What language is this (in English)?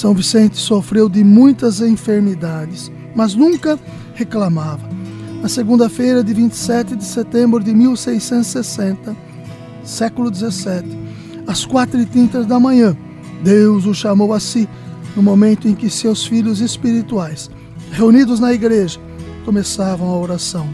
Portuguese